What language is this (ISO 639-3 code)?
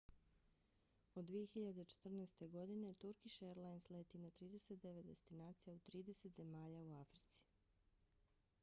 bos